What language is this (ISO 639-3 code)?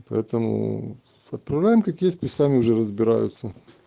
rus